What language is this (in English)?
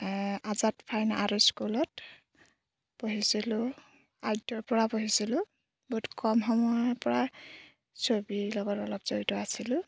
Assamese